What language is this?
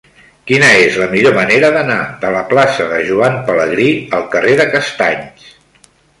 Catalan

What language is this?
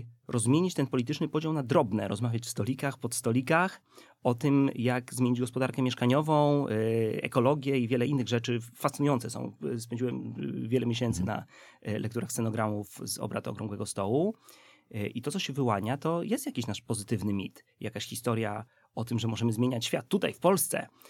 Polish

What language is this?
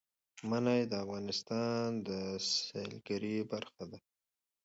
Pashto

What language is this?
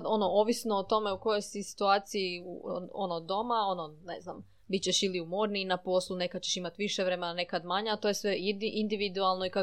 Croatian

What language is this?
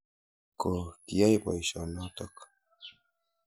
Kalenjin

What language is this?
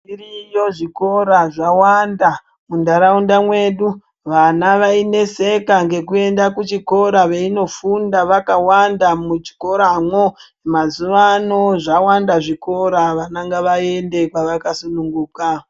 Ndau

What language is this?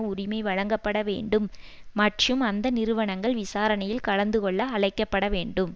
Tamil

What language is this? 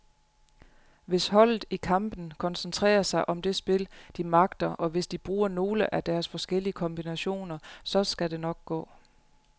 Danish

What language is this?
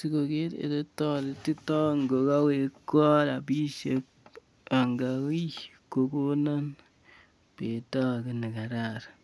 Kalenjin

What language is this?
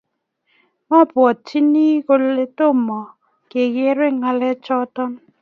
Kalenjin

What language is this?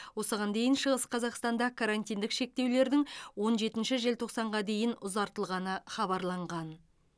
Kazakh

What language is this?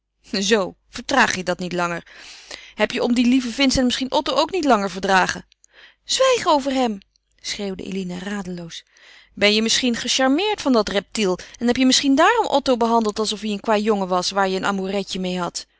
Dutch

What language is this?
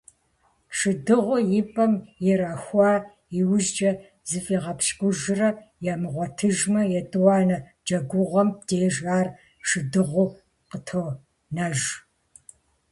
Kabardian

